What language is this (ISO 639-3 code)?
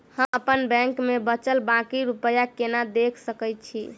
mai